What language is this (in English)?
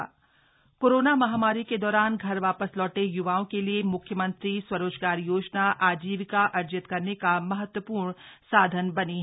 Hindi